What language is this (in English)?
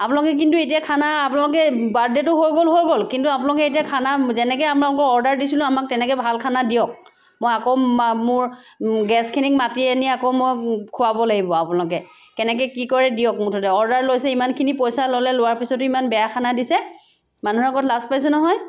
Assamese